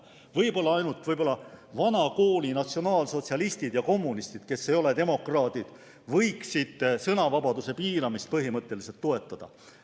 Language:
Estonian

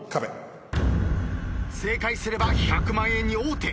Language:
Japanese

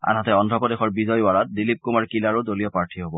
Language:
Assamese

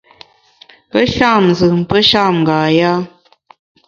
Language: Bamun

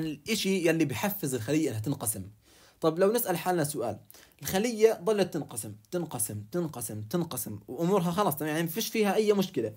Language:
Arabic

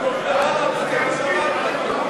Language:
Hebrew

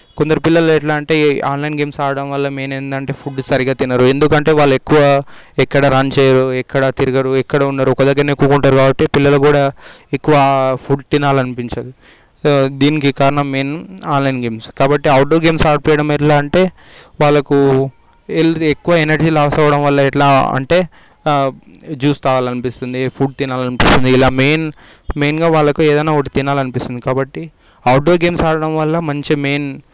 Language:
Telugu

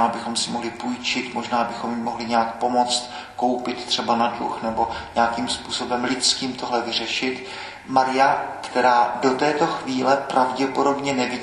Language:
Czech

